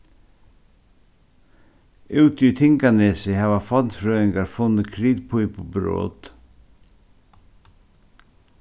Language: Faroese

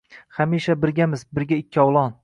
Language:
Uzbek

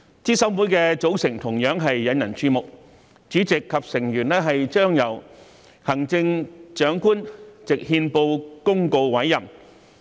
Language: Cantonese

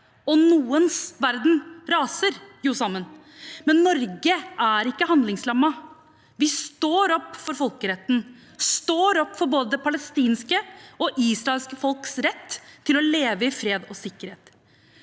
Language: Norwegian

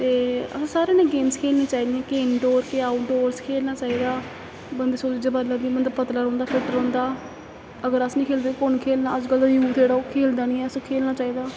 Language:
Dogri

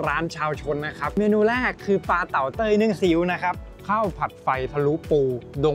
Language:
Thai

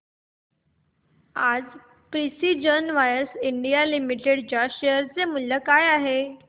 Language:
Marathi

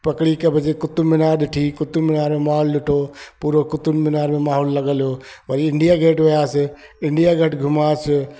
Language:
Sindhi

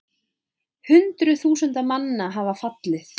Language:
Icelandic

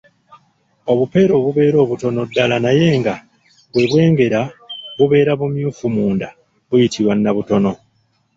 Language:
Ganda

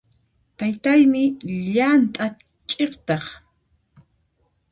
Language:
Puno Quechua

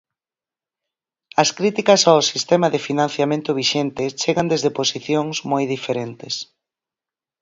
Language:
Galician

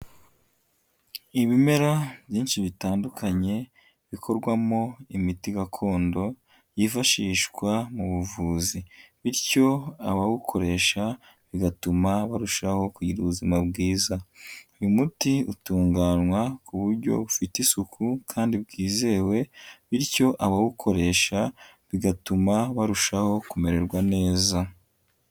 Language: Kinyarwanda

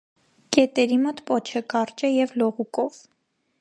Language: Armenian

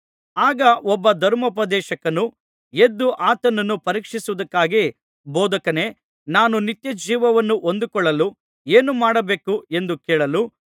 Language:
Kannada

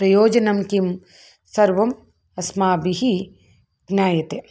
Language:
Sanskrit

